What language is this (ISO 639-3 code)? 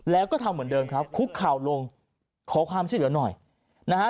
tha